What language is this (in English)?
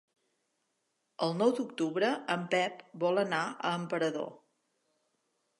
Catalan